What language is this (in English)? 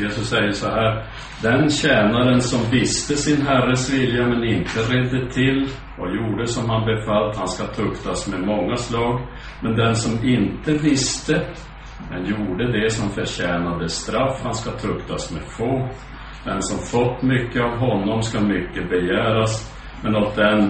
Swedish